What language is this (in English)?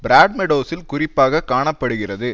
Tamil